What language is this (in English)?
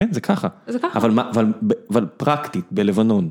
Hebrew